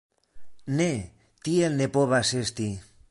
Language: Esperanto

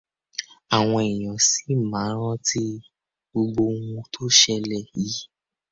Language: Yoruba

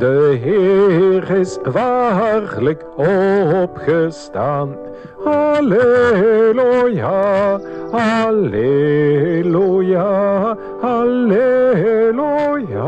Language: Dutch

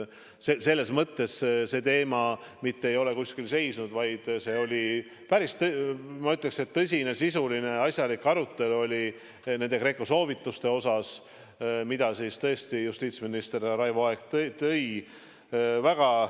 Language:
Estonian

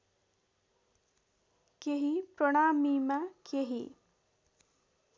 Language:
Nepali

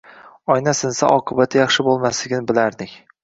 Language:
Uzbek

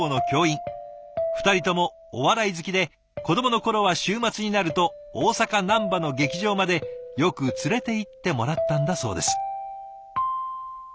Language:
Japanese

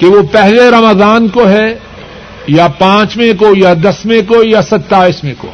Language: Urdu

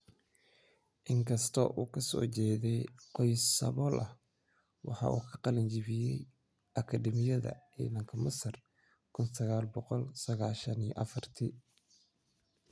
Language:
Somali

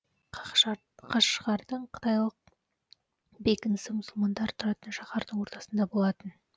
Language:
Kazakh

